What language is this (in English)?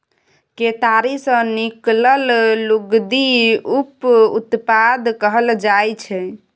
Maithili